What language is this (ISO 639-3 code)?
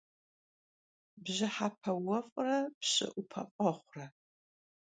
kbd